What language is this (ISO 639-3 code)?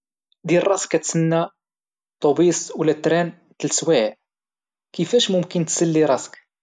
ary